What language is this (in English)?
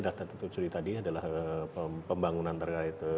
Indonesian